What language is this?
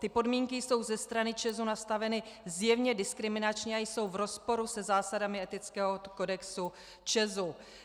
Czech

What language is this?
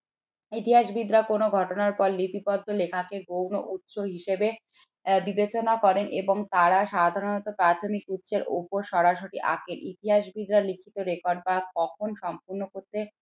Bangla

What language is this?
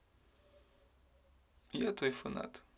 Russian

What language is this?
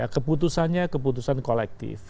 Indonesian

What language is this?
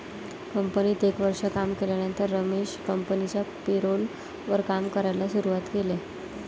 Marathi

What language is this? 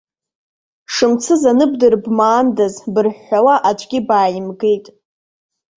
Abkhazian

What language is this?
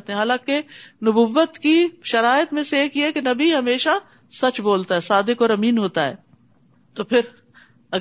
Urdu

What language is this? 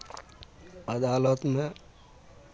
Maithili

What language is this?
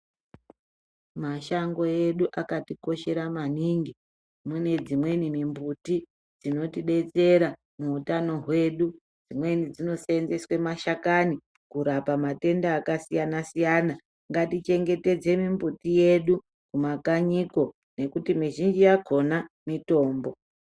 Ndau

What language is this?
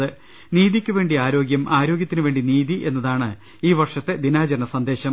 Malayalam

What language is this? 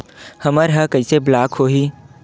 Chhattisgarhi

